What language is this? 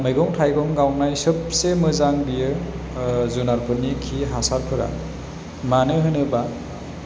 Bodo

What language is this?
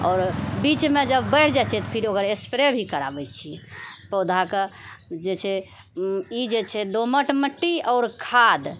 Maithili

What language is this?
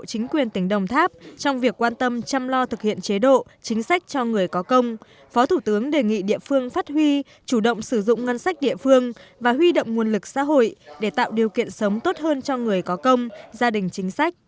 Vietnamese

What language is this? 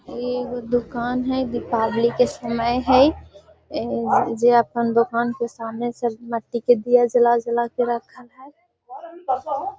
Magahi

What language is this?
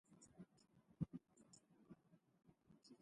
Central Kurdish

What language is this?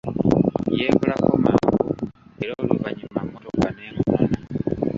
Ganda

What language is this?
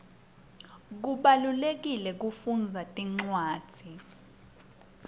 Swati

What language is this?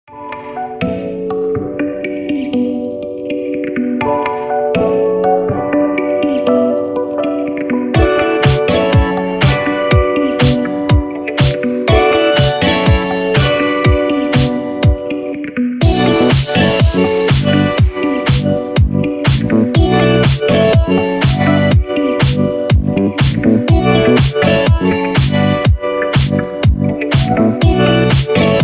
Russian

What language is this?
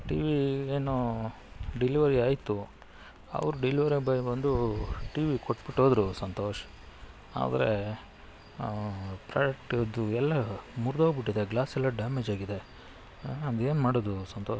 Kannada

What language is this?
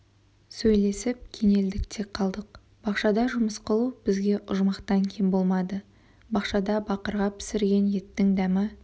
Kazakh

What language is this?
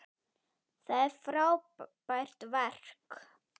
Icelandic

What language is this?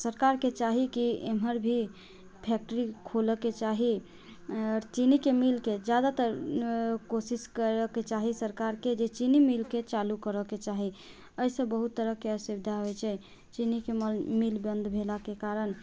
Maithili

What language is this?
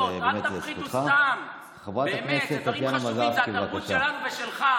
Hebrew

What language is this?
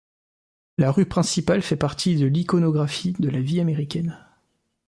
French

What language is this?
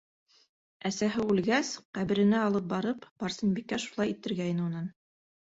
Bashkir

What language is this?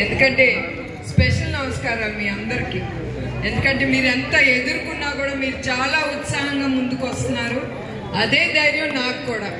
Telugu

